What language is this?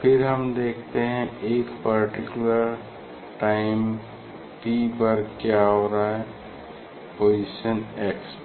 Hindi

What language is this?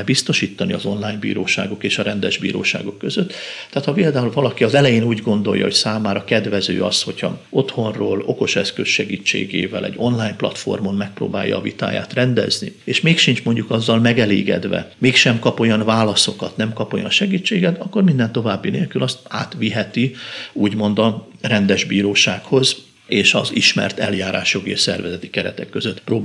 Hungarian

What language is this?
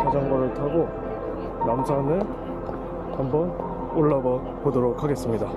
Korean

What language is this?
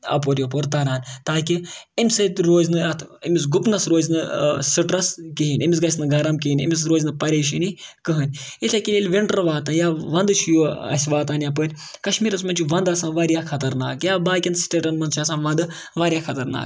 Kashmiri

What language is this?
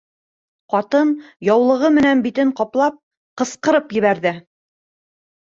Bashkir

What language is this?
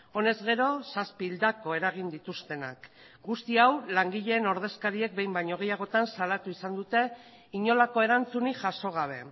Basque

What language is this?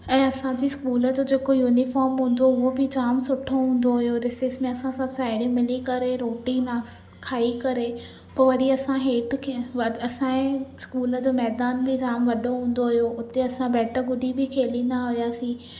Sindhi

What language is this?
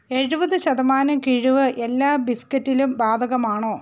Malayalam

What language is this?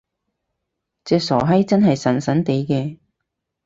Cantonese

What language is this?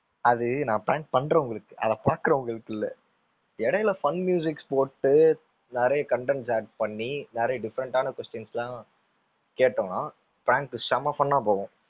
Tamil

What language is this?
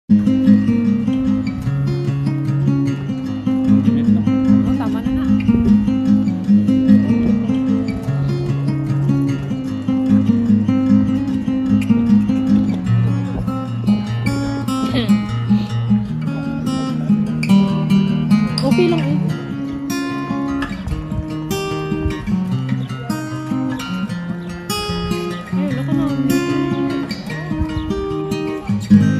Thai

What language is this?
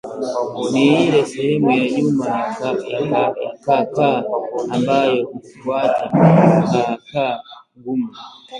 Swahili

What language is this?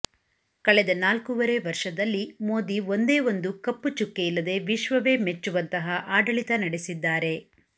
Kannada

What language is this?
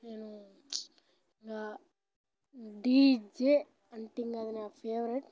Telugu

